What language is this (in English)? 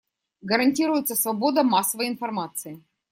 Russian